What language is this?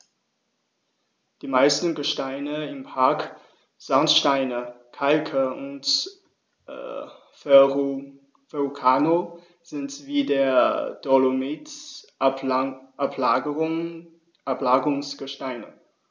German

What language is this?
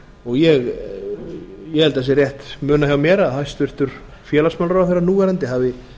Icelandic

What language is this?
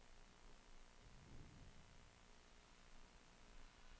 Swedish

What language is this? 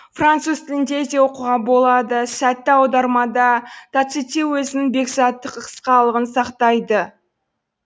Kazakh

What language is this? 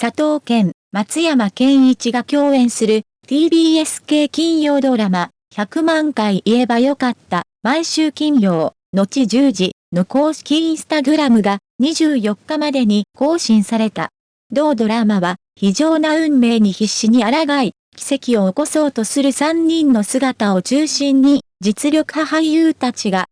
Japanese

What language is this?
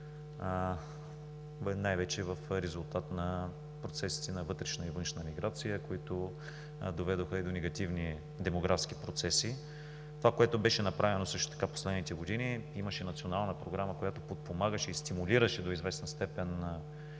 Bulgarian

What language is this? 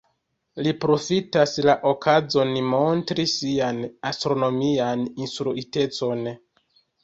Esperanto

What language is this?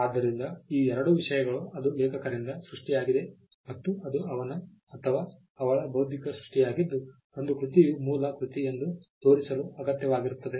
Kannada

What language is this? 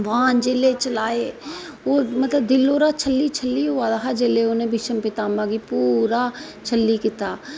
Dogri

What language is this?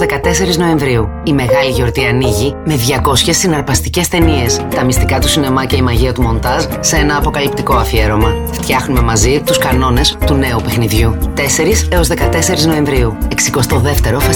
Greek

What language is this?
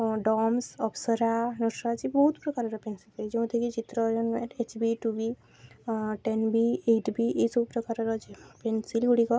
Odia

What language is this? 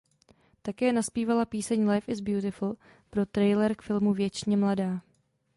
Czech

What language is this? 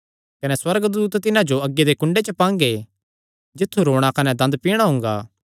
Kangri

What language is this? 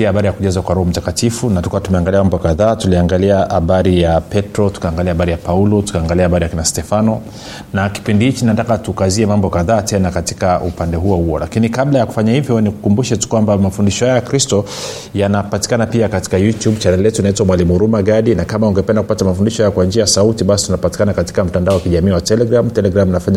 Swahili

